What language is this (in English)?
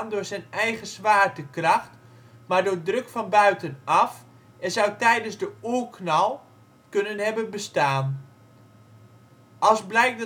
Dutch